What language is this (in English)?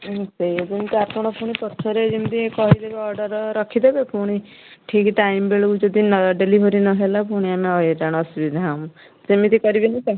Odia